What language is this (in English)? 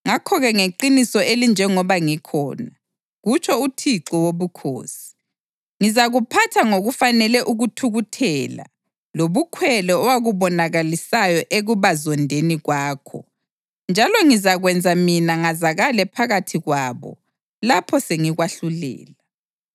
North Ndebele